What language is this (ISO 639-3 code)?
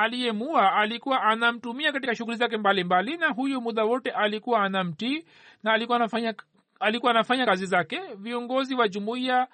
swa